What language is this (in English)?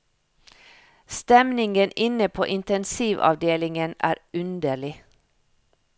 Norwegian